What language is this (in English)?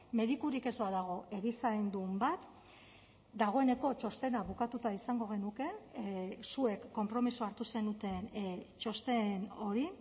Basque